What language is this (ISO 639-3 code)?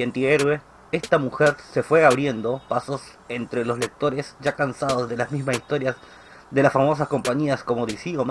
spa